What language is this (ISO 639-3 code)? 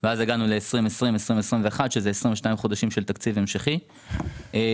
heb